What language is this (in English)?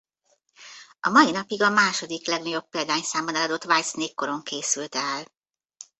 Hungarian